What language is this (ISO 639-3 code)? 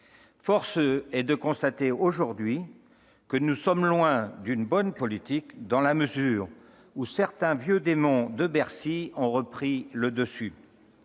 fra